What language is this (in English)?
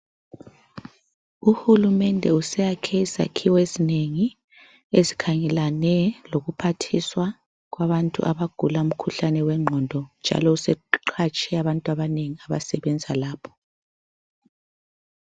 North Ndebele